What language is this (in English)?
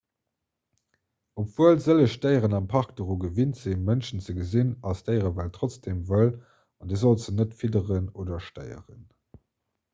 Luxembourgish